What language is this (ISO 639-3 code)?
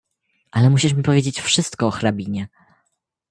pol